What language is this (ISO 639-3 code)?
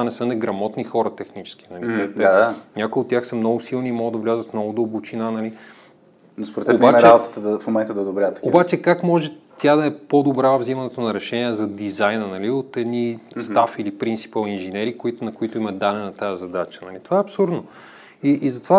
bul